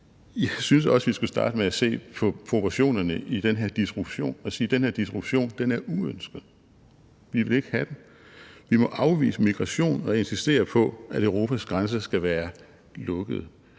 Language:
Danish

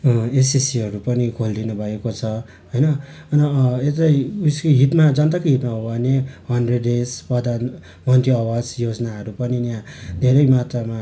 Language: Nepali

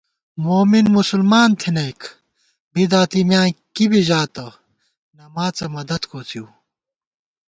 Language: Gawar-Bati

